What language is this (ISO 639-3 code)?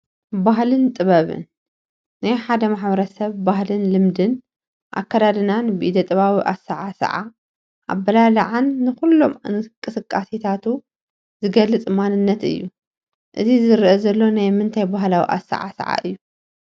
tir